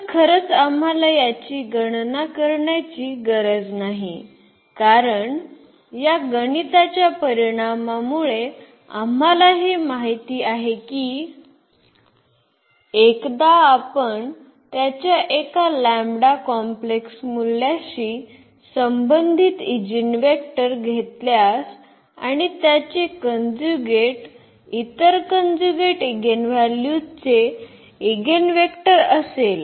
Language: Marathi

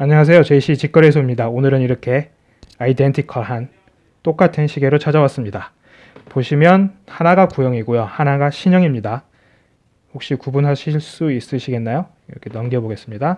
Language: Korean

